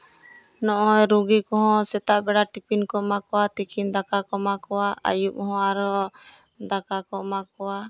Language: Santali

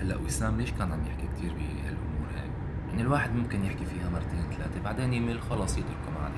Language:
Arabic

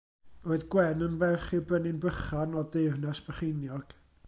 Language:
Welsh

